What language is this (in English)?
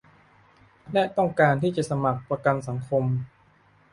Thai